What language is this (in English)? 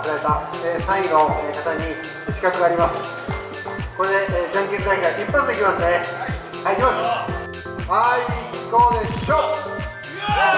Japanese